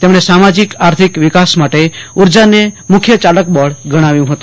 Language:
Gujarati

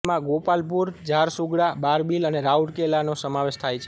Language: Gujarati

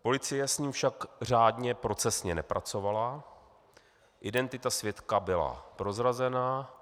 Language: Czech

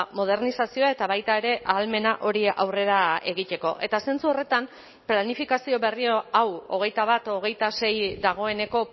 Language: Basque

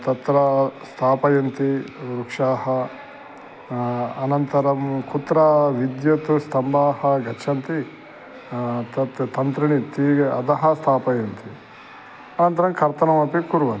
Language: Sanskrit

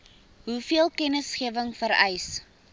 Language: Afrikaans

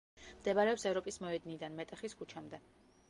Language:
Georgian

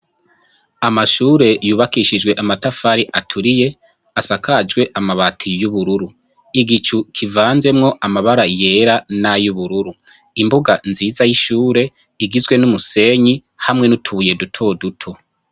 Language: Rundi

